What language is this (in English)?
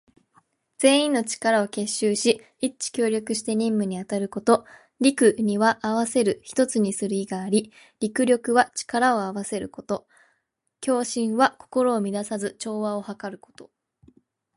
Japanese